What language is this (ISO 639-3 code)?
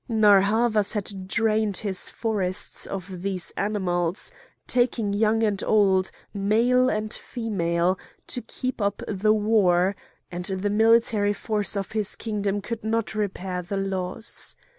eng